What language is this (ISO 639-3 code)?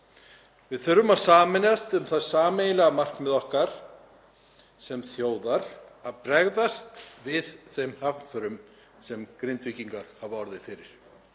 isl